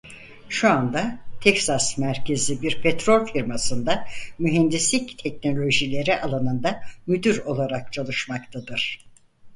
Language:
Turkish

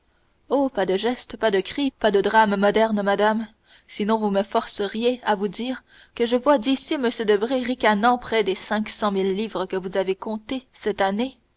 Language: French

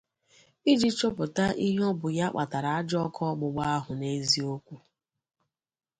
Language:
Igbo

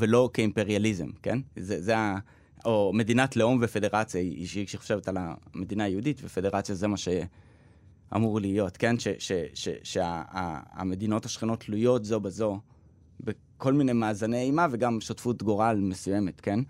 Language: Hebrew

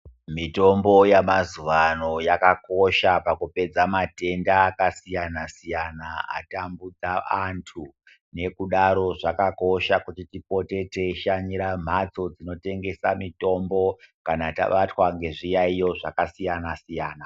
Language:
Ndau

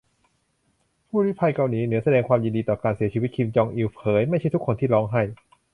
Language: Thai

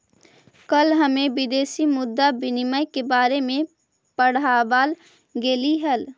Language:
Magahi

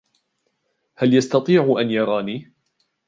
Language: Arabic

